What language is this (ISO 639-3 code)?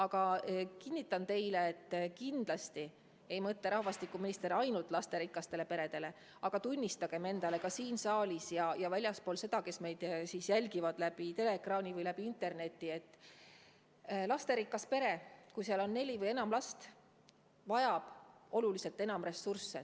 est